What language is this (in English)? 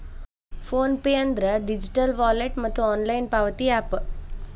Kannada